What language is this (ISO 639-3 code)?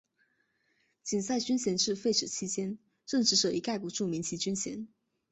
zho